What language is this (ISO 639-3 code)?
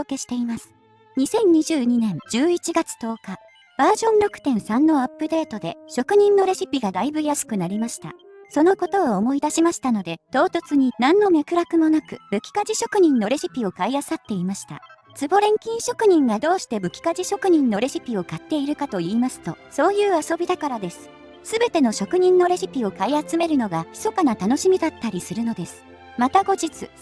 jpn